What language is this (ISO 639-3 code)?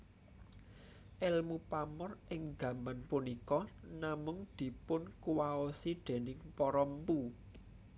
jav